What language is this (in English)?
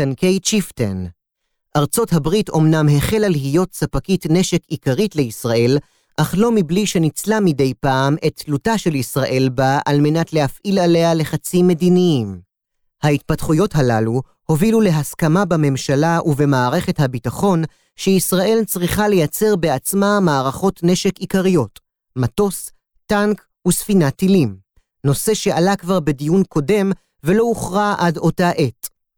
Hebrew